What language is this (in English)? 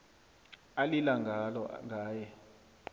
South Ndebele